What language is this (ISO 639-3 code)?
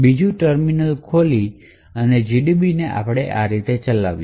guj